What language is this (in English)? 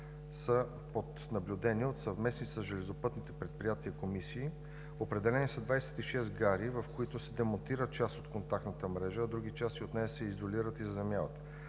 Bulgarian